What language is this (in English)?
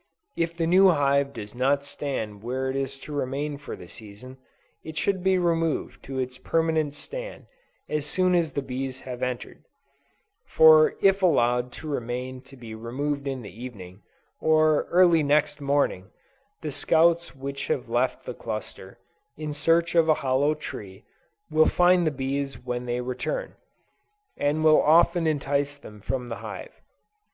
English